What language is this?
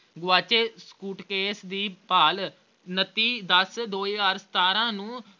Punjabi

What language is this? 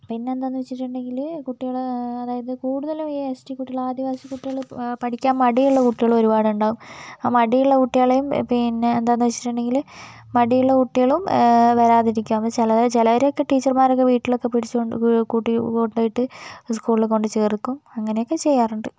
Malayalam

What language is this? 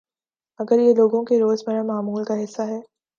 Urdu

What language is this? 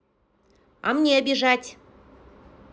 Russian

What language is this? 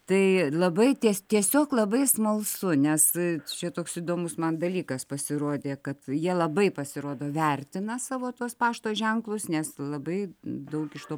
Lithuanian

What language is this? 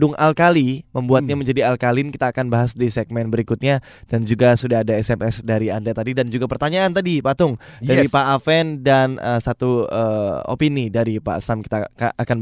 Indonesian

